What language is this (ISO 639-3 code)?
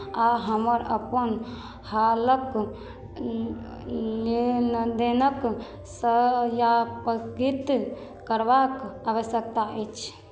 mai